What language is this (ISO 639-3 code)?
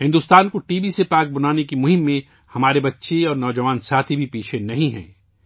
urd